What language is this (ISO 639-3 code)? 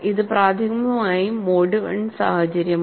mal